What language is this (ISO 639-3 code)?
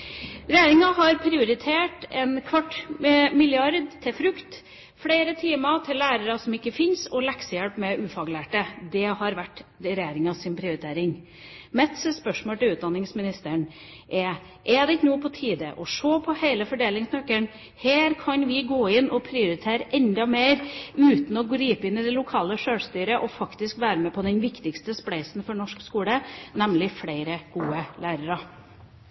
nob